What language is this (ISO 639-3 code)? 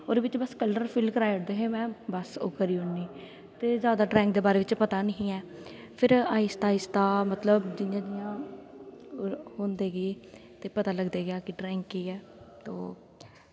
doi